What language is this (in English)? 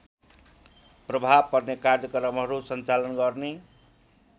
Nepali